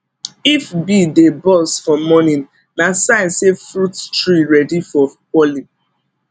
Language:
Nigerian Pidgin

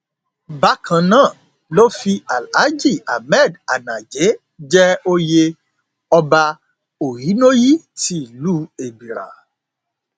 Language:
Yoruba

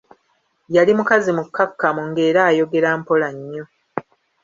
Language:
Ganda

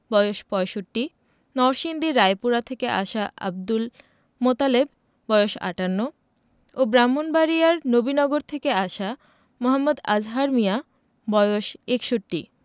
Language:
Bangla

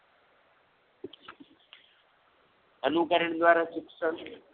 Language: Gujarati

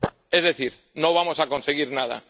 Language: Spanish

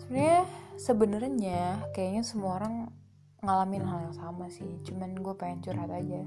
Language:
Indonesian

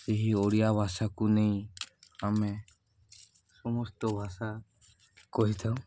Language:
Odia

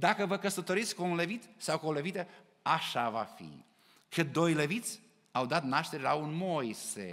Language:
Romanian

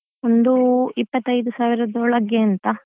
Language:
Kannada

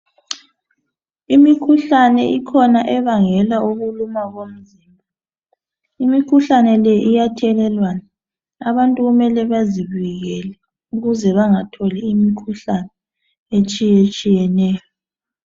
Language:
North Ndebele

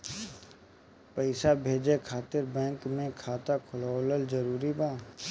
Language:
Bhojpuri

